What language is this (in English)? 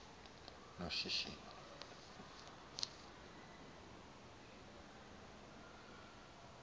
Xhosa